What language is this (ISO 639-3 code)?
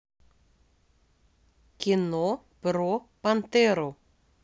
rus